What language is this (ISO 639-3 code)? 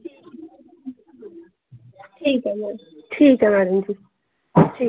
doi